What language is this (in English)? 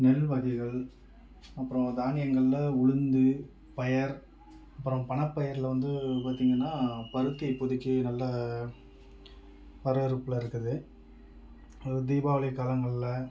Tamil